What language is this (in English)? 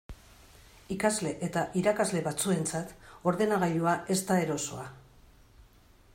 Basque